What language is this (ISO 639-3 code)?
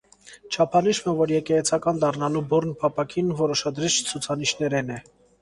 hye